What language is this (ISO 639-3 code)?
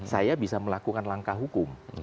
ind